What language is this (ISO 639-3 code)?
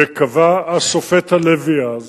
heb